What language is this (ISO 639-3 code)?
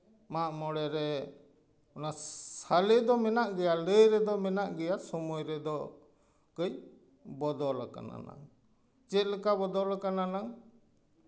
sat